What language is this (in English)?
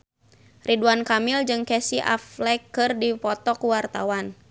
Sundanese